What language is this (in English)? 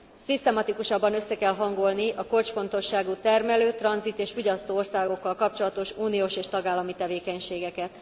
Hungarian